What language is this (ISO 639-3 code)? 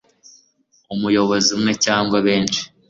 kin